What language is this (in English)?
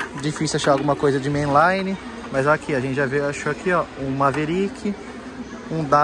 Portuguese